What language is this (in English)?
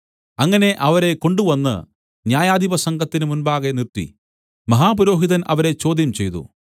Malayalam